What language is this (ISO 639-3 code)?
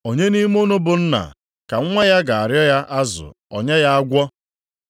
ibo